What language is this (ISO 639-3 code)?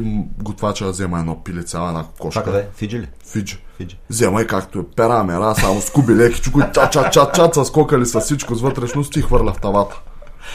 bul